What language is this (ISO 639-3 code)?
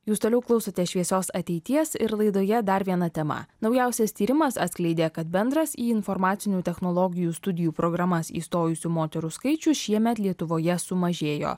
lit